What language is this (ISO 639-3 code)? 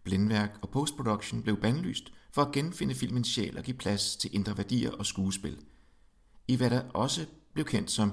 dan